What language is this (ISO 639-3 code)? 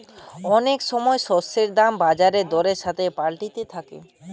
ben